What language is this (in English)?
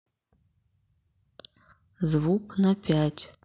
Russian